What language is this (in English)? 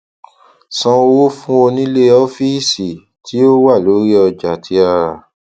Yoruba